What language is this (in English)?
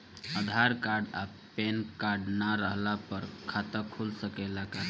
Bhojpuri